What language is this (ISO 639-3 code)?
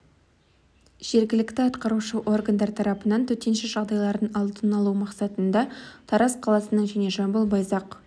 kaz